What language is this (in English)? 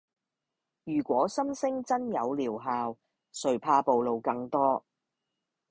Cantonese